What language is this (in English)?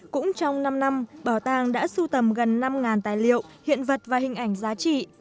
Vietnamese